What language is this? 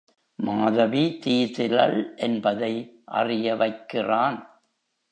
Tamil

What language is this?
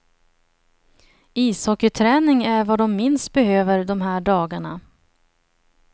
Swedish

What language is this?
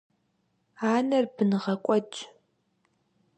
Kabardian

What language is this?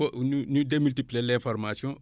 Wolof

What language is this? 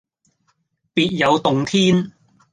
Cantonese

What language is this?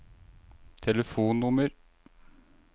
Norwegian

